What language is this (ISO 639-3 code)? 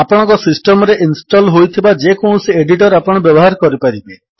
ori